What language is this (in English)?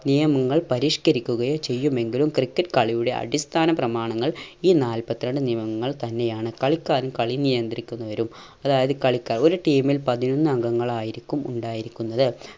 Malayalam